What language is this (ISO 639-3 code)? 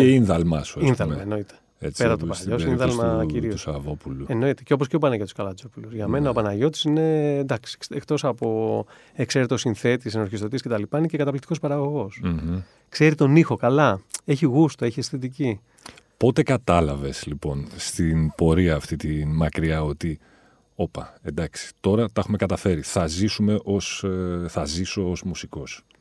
ell